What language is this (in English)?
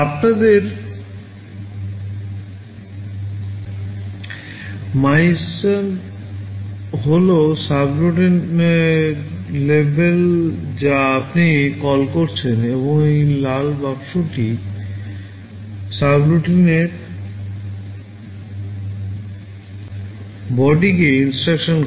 Bangla